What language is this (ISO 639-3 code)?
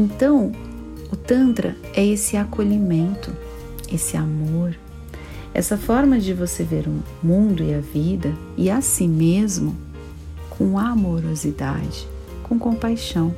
por